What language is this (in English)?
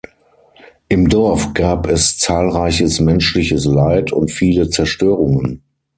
German